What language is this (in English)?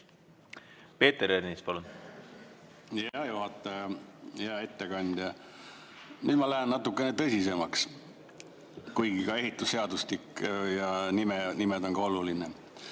Estonian